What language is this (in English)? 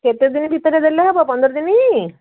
Odia